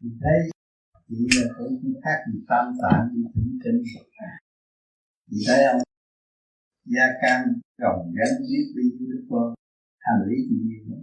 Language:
Vietnamese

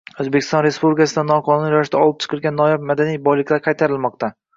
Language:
Uzbek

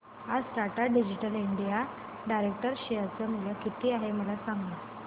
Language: Marathi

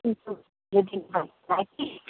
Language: Nepali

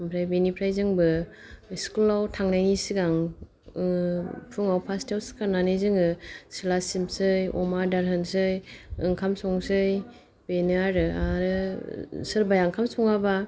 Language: Bodo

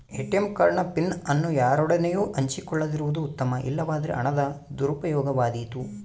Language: Kannada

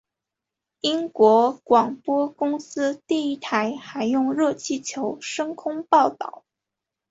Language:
Chinese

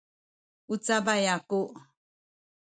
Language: Sakizaya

